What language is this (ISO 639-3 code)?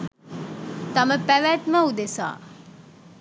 sin